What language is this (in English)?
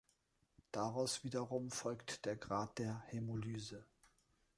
German